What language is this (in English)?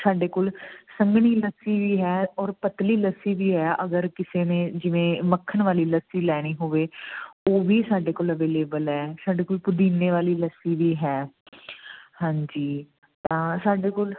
Punjabi